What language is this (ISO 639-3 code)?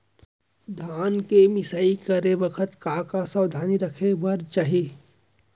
hne